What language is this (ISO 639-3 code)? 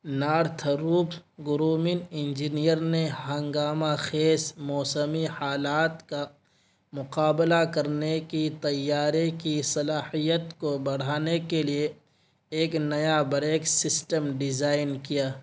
urd